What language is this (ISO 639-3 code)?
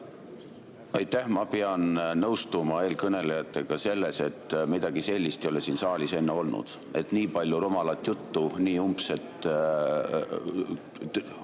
est